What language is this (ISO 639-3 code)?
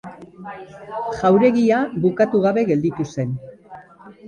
eus